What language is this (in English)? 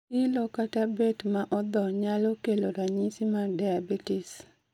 Luo (Kenya and Tanzania)